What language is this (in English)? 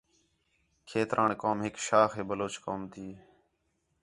Khetrani